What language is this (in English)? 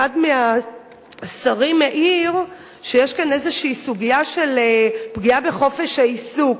Hebrew